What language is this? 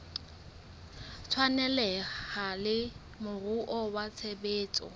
Southern Sotho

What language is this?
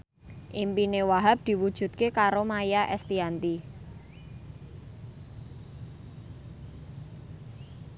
Javanese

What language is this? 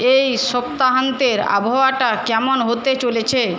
Bangla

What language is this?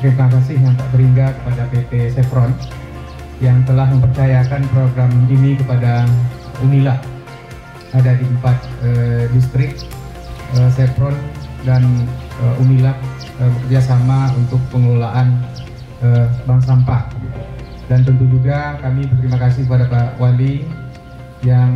Indonesian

